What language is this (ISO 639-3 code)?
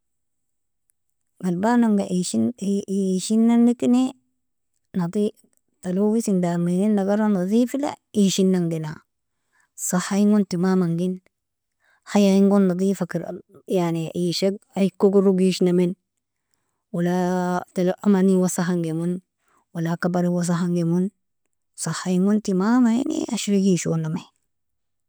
fia